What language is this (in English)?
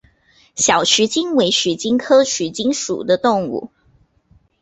Chinese